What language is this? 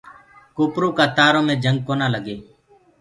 Gurgula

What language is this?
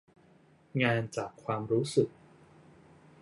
Thai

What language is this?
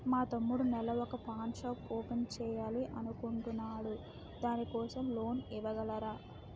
Telugu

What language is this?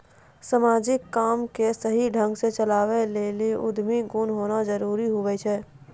Maithili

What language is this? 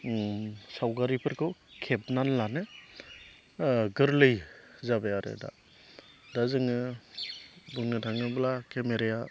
Bodo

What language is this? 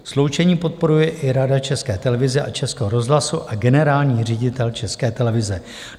Czech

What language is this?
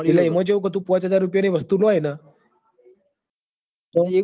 Gujarati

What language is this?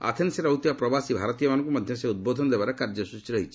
Odia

